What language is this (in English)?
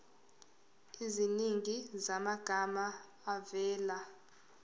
Zulu